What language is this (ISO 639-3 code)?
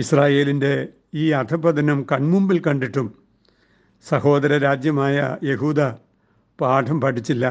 mal